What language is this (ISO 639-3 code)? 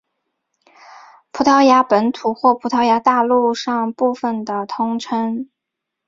zho